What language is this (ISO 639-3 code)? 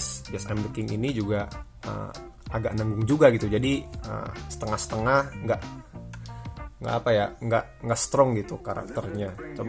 ind